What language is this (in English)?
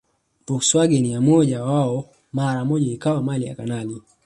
Swahili